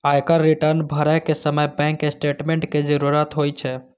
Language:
Maithili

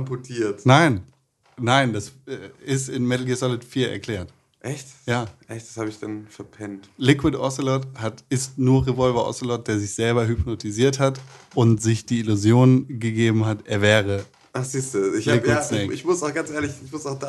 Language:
German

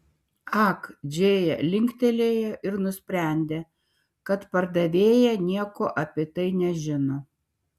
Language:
Lithuanian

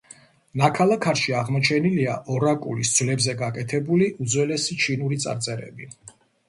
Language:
Georgian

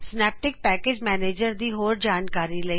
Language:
Punjabi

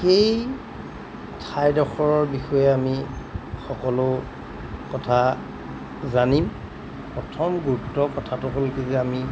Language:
Assamese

